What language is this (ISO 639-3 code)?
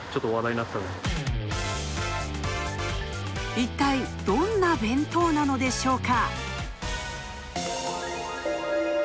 jpn